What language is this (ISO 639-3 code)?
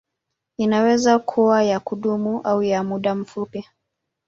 swa